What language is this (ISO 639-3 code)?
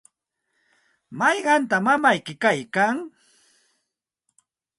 qxt